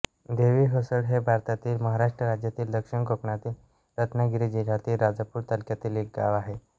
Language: Marathi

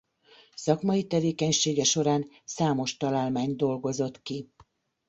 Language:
Hungarian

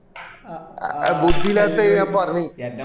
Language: Malayalam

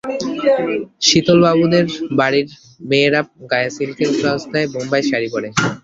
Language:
Bangla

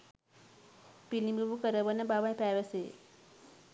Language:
Sinhala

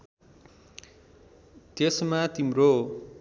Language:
Nepali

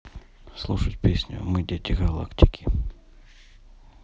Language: Russian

